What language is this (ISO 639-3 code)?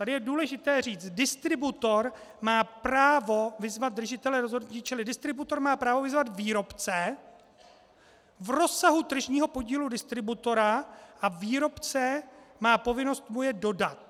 ces